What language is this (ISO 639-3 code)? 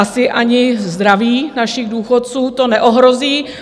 ces